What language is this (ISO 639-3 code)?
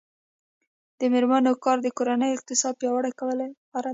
pus